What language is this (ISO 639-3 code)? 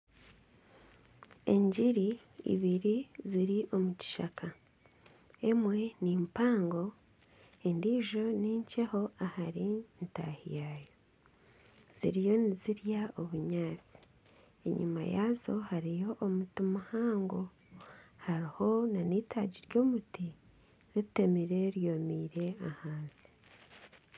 nyn